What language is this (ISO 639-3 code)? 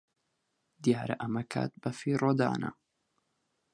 ckb